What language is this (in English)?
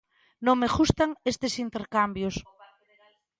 Galician